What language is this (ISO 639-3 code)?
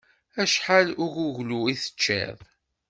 kab